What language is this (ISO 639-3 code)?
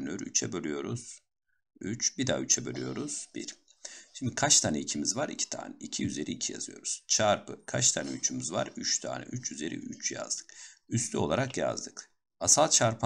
tur